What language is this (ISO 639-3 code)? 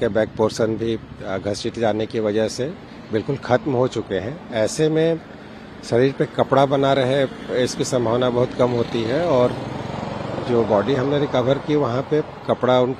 hin